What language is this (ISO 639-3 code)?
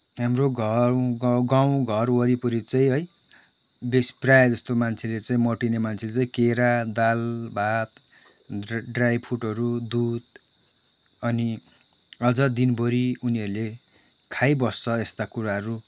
nep